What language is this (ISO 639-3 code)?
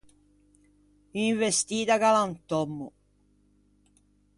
lij